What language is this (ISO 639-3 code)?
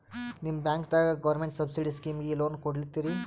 kan